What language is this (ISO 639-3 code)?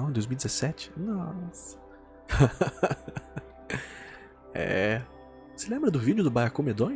por